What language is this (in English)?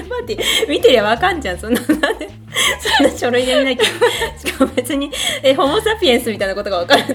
Japanese